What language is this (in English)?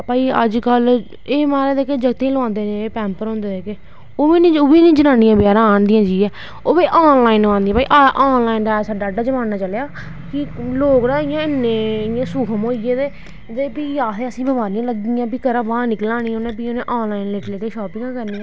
Dogri